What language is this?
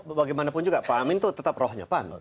Indonesian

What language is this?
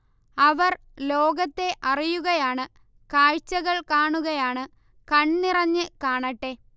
Malayalam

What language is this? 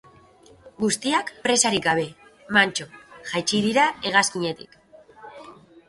Basque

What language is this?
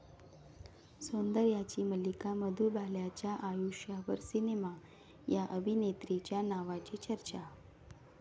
Marathi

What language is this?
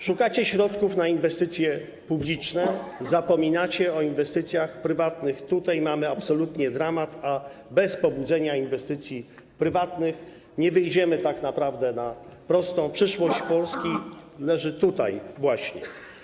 Polish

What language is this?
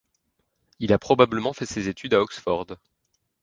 French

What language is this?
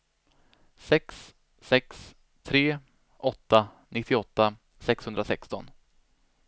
Swedish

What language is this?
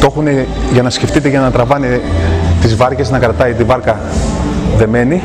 Greek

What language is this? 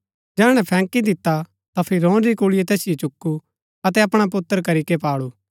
Gaddi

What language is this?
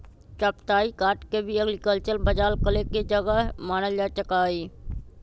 Magahi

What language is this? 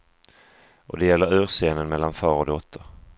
Swedish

